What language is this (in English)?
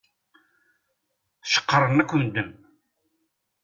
Kabyle